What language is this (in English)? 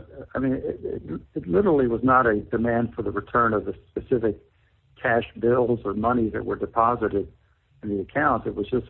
English